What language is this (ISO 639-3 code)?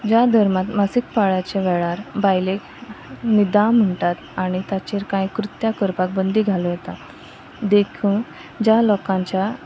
kok